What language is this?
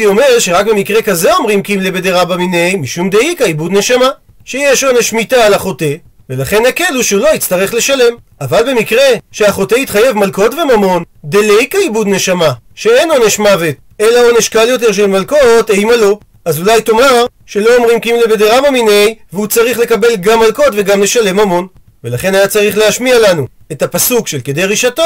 Hebrew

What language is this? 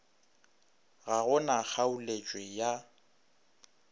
Northern Sotho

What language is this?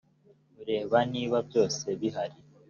Kinyarwanda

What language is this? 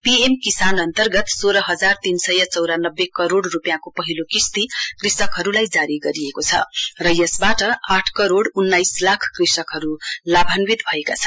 Nepali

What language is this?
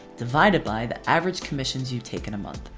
English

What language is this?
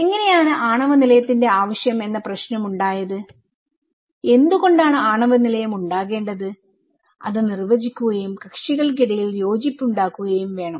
Malayalam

